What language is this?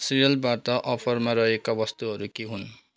Nepali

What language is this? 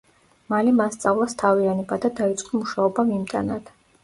Georgian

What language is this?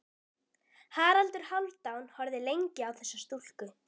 Icelandic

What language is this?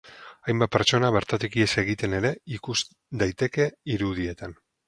Basque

